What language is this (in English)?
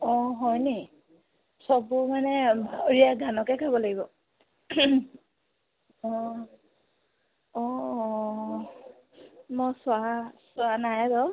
Assamese